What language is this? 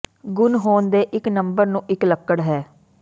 Punjabi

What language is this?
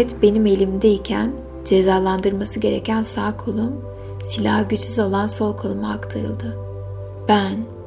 Turkish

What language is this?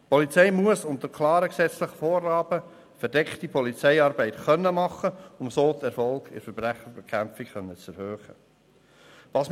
Swiss German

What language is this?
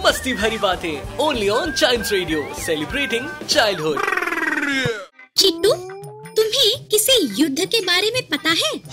Hindi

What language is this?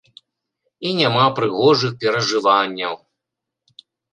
Belarusian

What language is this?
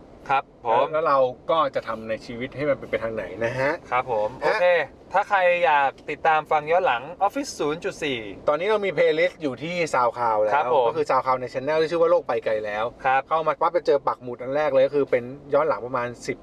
Thai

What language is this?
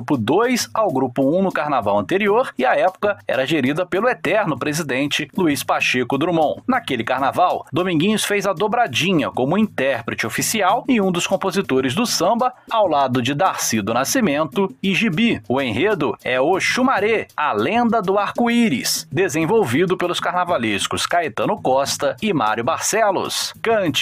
Portuguese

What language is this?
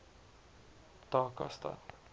Afrikaans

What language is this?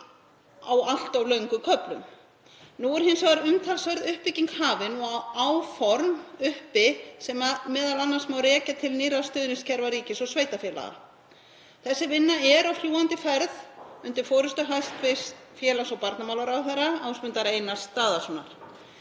Icelandic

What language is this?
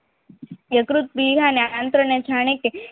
Gujarati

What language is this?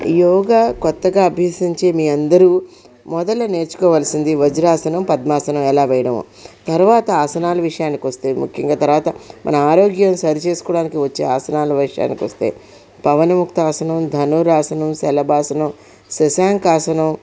Telugu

